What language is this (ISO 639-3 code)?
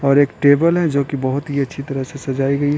hin